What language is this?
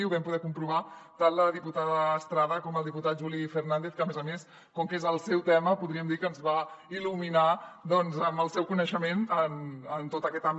Catalan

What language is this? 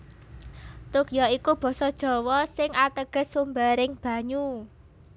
Javanese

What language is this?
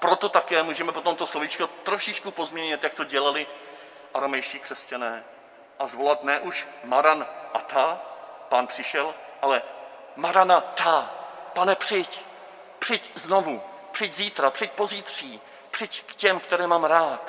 Czech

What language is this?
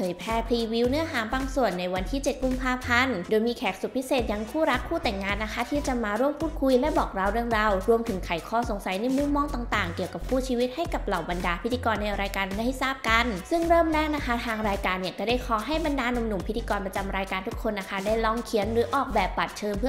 Thai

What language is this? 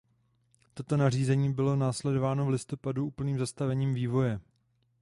Czech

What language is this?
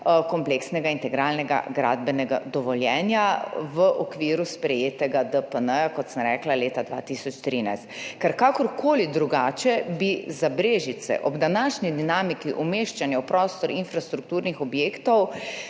Slovenian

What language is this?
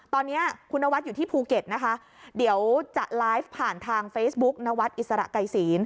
Thai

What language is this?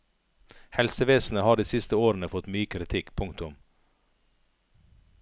Norwegian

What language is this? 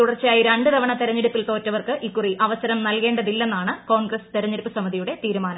Malayalam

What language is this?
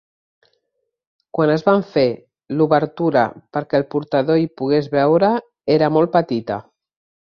Catalan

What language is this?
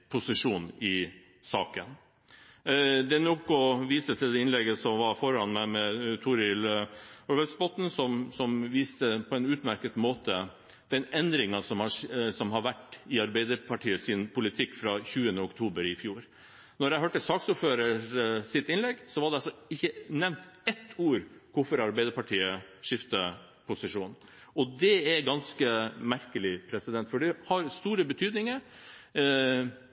Norwegian Bokmål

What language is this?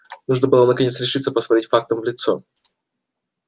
Russian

